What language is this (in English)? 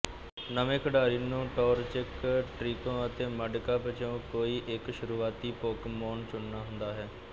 Punjabi